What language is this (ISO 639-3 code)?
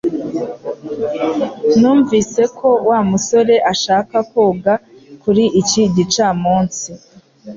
kin